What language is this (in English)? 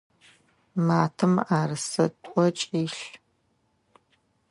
Adyghe